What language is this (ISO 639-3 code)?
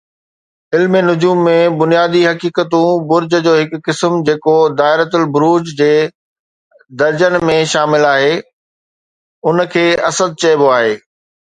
snd